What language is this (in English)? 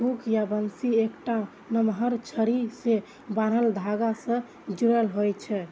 Maithili